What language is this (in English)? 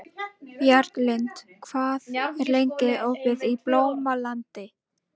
Icelandic